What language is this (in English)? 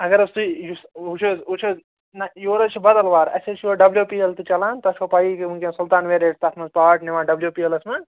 Kashmiri